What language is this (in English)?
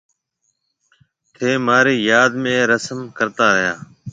Marwari (Pakistan)